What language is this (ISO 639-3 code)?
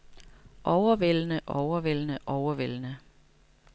dan